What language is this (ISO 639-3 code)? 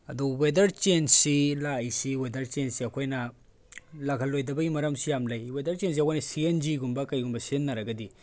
mni